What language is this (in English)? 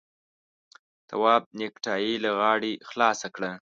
Pashto